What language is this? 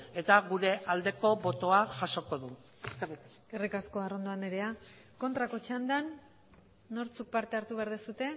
Basque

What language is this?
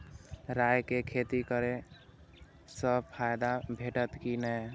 Maithili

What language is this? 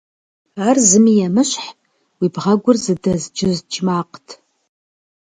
Kabardian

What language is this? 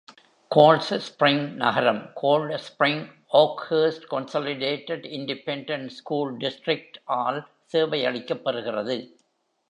Tamil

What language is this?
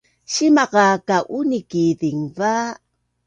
Bunun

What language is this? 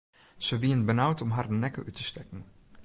Western Frisian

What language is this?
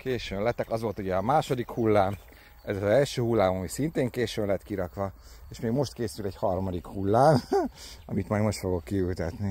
Hungarian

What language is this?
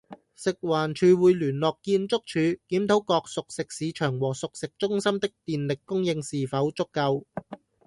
Cantonese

